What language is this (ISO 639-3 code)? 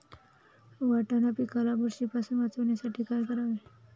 mar